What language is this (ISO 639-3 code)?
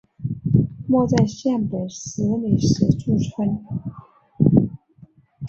zho